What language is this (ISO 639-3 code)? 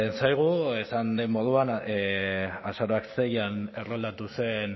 eus